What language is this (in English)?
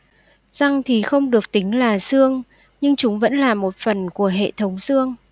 Vietnamese